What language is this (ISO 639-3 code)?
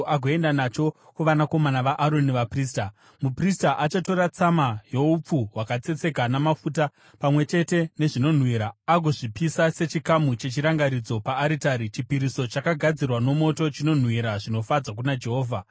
sna